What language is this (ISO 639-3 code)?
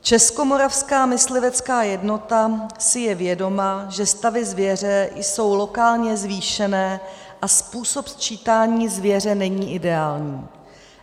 ces